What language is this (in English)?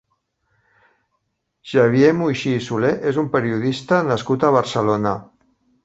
Catalan